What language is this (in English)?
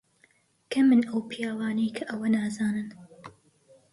Central Kurdish